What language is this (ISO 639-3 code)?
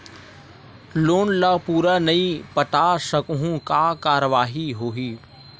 hne